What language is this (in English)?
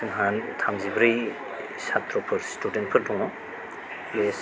Bodo